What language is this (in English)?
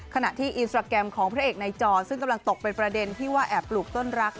Thai